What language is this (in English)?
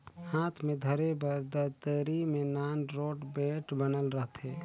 Chhattisgarhi